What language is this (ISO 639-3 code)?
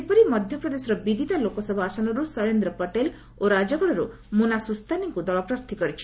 ori